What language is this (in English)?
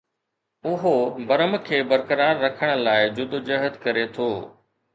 Sindhi